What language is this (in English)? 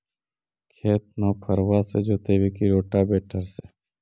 Magahi